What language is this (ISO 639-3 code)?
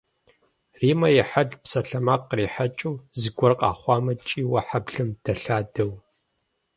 kbd